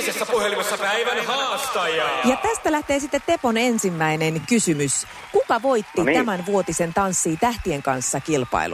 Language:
Finnish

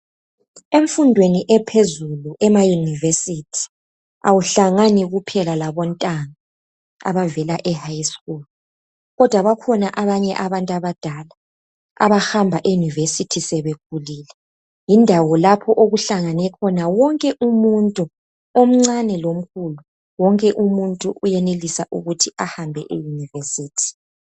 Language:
North Ndebele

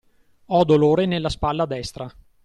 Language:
Italian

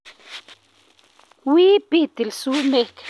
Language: Kalenjin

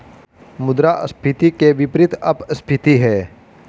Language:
Hindi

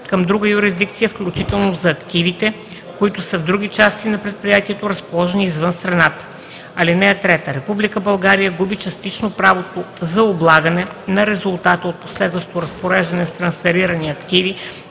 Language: Bulgarian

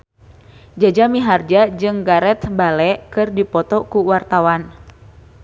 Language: Sundanese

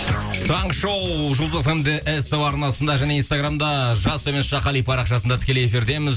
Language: Kazakh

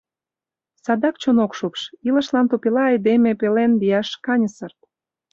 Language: Mari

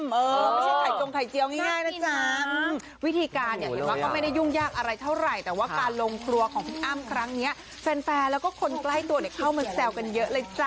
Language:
Thai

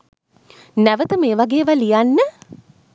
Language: Sinhala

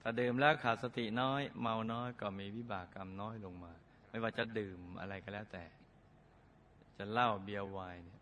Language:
Thai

